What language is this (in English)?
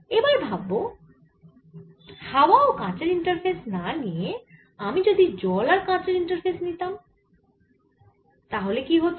Bangla